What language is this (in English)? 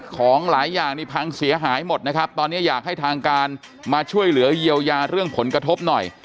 Thai